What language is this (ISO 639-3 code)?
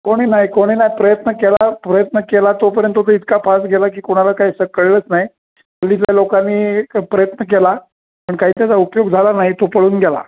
mar